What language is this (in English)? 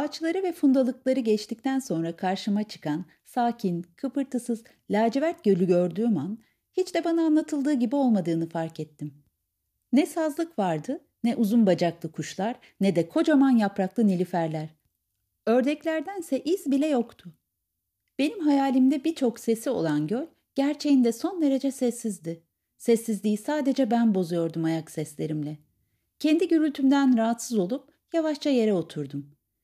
Turkish